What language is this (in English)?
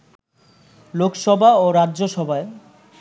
Bangla